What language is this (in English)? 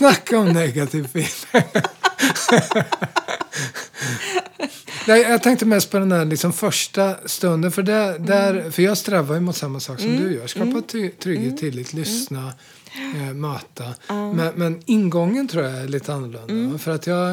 Swedish